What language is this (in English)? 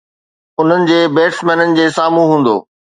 Sindhi